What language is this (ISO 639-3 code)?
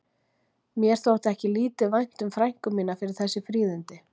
isl